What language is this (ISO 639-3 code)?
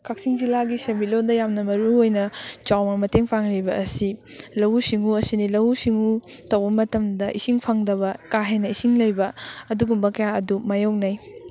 mni